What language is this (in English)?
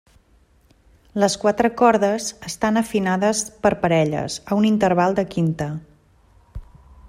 Catalan